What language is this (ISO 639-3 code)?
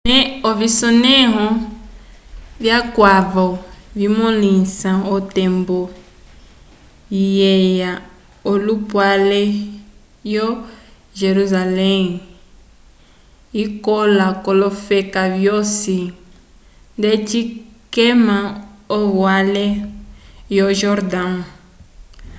umb